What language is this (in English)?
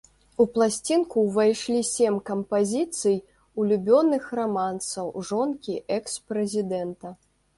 Belarusian